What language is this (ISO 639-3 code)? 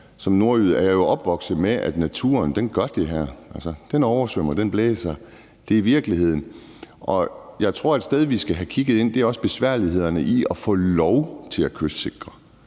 dan